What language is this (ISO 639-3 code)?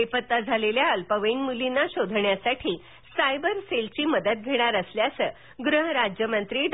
mar